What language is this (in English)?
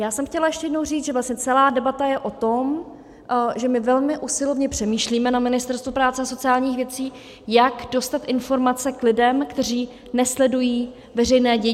Czech